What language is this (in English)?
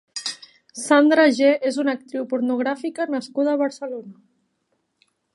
Catalan